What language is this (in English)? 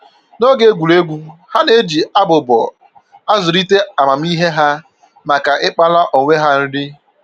Igbo